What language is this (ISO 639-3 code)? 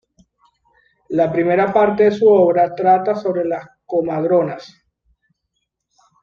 spa